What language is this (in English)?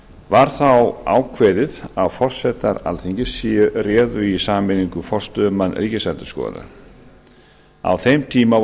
Icelandic